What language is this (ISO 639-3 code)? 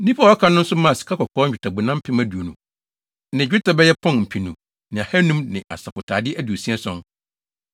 aka